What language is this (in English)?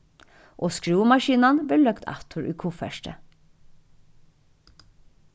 Faroese